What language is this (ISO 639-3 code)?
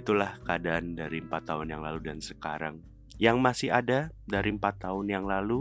ind